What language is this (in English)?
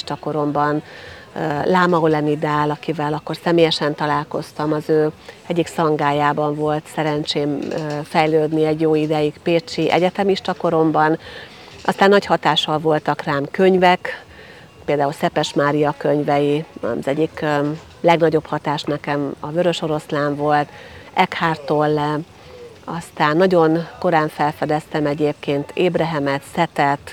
Hungarian